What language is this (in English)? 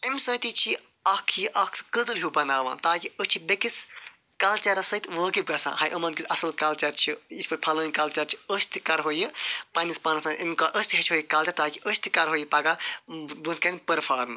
Kashmiri